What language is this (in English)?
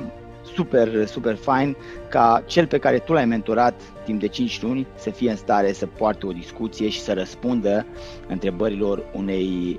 Romanian